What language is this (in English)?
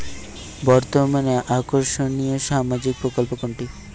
Bangla